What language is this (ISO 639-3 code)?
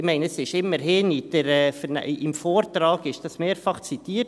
gsw